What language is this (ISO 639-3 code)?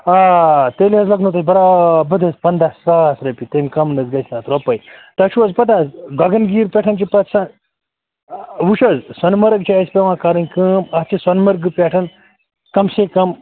kas